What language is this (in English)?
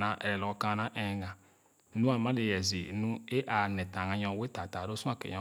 Khana